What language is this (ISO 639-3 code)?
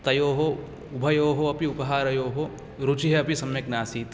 san